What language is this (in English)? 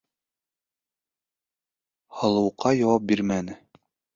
Bashkir